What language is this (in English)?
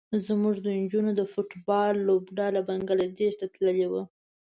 Pashto